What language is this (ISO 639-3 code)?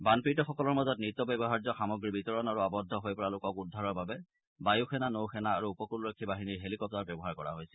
asm